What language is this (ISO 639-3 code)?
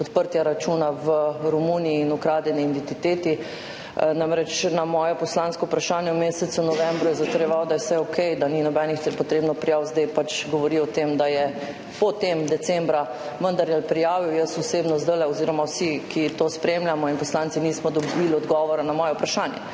slv